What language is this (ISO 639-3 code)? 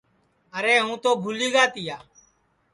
ssi